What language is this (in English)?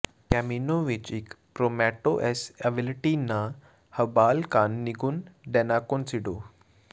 Punjabi